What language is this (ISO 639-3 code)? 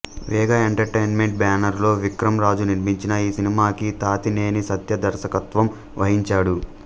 tel